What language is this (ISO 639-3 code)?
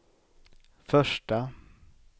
swe